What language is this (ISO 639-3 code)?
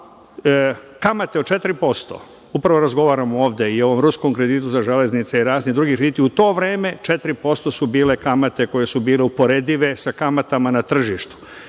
srp